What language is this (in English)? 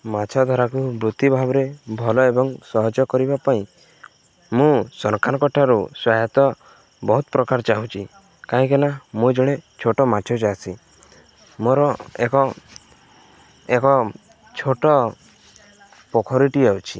Odia